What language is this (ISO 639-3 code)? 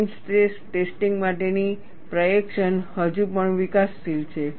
guj